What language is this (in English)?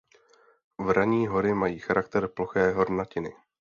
Czech